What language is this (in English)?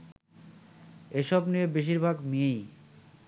Bangla